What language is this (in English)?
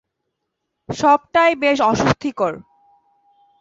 Bangla